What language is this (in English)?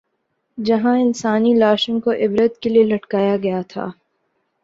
Urdu